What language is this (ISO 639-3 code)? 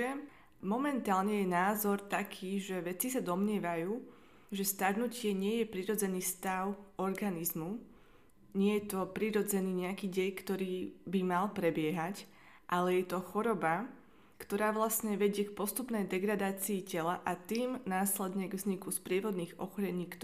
slk